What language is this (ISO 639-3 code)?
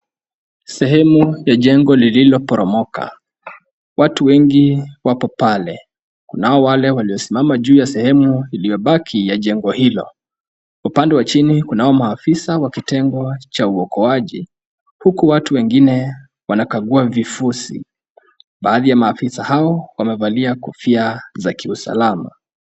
swa